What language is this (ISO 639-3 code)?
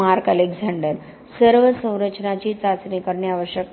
mar